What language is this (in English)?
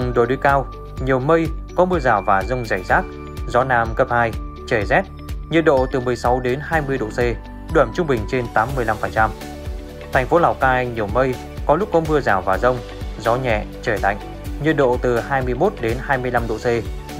Vietnamese